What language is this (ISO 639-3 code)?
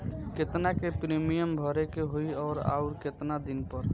bho